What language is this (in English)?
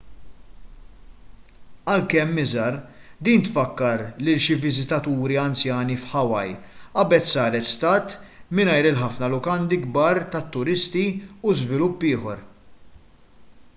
Maltese